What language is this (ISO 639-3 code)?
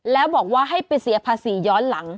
tha